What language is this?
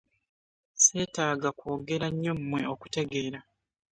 Ganda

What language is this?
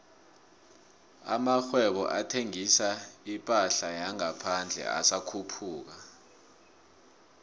South Ndebele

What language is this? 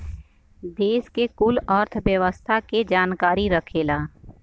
Bhojpuri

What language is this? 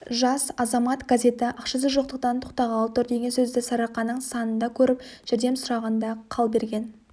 Kazakh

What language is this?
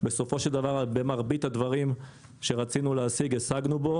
Hebrew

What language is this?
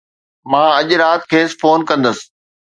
Sindhi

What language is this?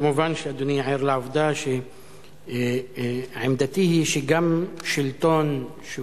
Hebrew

